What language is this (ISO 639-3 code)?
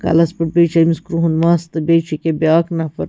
kas